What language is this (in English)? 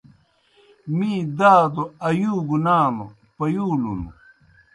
Kohistani Shina